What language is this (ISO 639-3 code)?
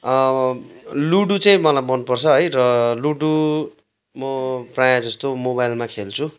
nep